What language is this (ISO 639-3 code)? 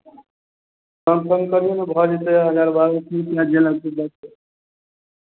mai